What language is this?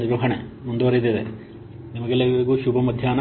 Kannada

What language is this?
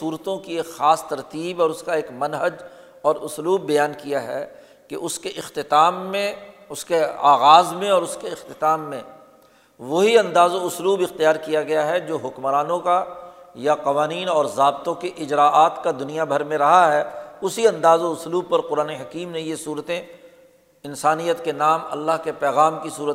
Urdu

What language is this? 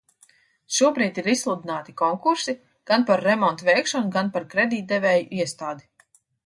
Latvian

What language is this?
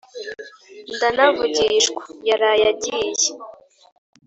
Kinyarwanda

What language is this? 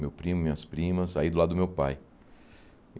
Portuguese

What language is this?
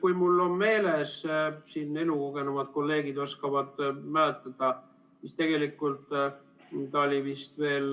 Estonian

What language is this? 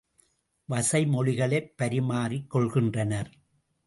Tamil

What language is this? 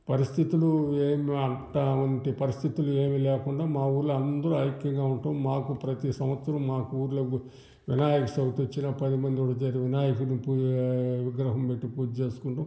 Telugu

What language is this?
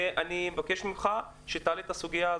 Hebrew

